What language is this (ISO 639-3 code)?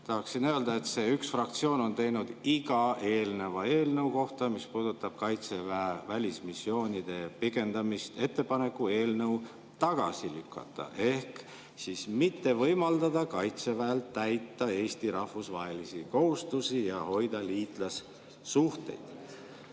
est